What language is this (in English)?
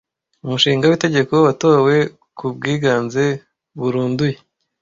Kinyarwanda